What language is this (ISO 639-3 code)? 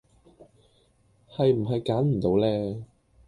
yue